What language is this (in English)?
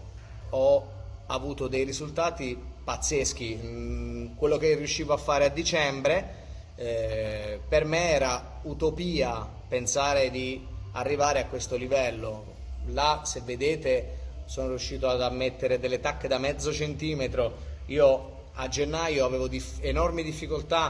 Italian